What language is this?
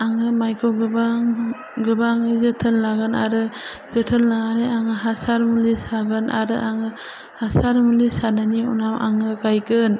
Bodo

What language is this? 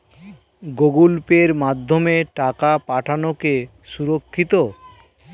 Bangla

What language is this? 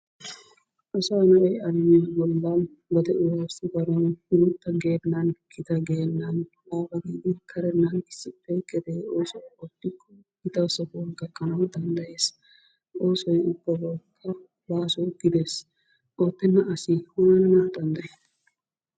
Wolaytta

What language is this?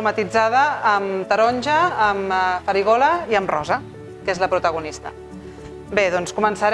Catalan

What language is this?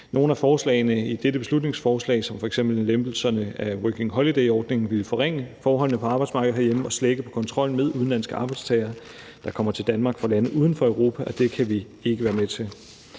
Danish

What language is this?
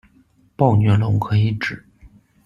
Chinese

